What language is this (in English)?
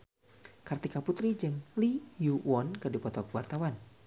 Sundanese